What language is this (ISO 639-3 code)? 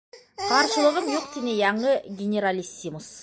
bak